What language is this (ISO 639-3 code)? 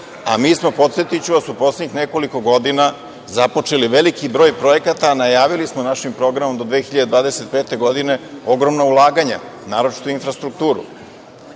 srp